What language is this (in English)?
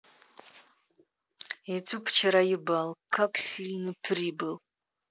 Russian